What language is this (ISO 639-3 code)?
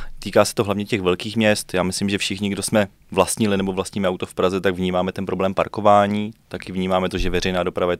ces